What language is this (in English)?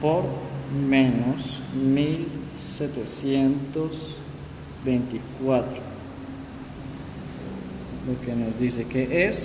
Spanish